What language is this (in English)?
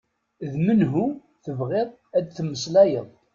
Kabyle